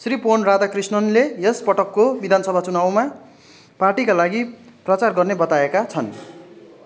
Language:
Nepali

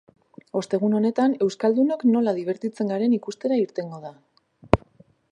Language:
Basque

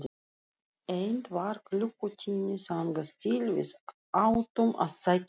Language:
Icelandic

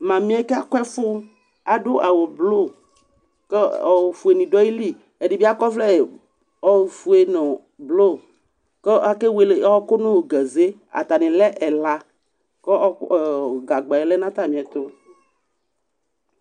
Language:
Ikposo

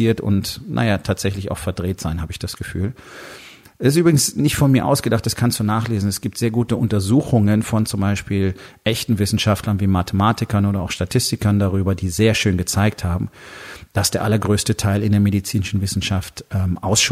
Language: German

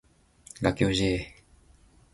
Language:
Japanese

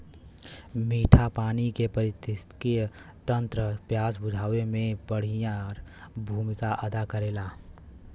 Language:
Bhojpuri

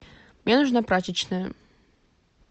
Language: Russian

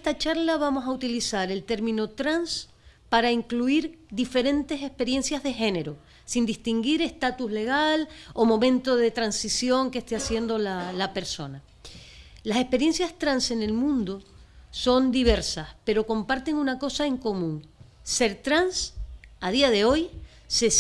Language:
Spanish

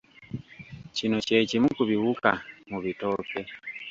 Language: Ganda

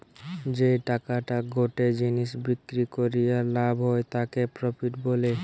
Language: Bangla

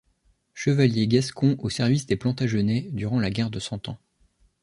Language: French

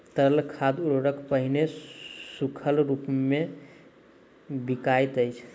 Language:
Maithili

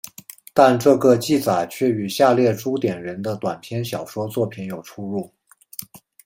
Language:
Chinese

